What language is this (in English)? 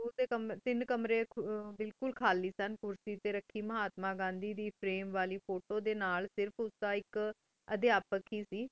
Punjabi